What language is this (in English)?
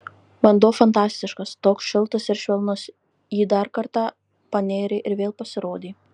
Lithuanian